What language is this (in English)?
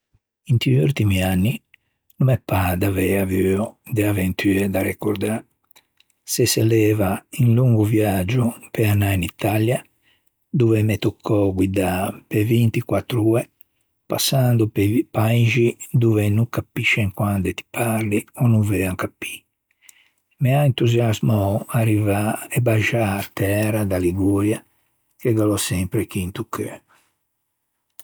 Ligurian